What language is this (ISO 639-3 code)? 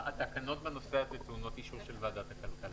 heb